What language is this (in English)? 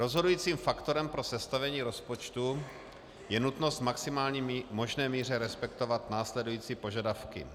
Czech